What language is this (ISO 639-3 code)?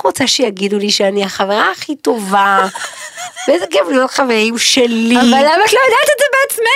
heb